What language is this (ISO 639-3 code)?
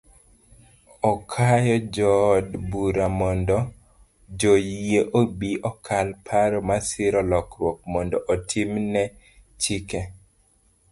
luo